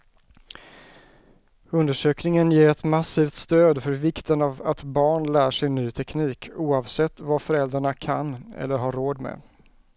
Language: Swedish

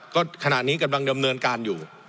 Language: Thai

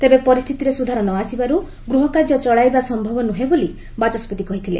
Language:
Odia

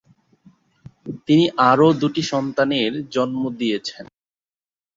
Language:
Bangla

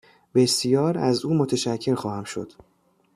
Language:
Persian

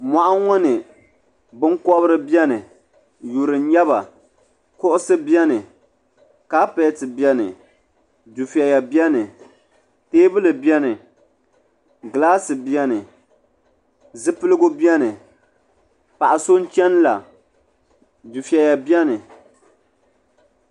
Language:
Dagbani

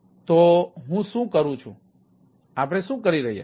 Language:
Gujarati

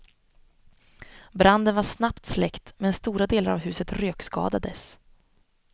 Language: Swedish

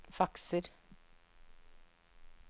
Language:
Norwegian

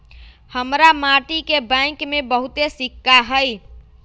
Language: Magahi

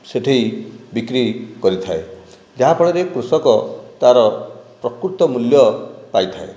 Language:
Odia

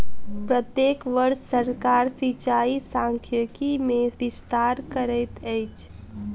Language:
Maithili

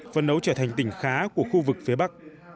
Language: Vietnamese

